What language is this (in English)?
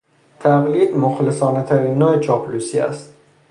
Persian